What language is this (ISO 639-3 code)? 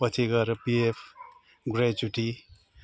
nep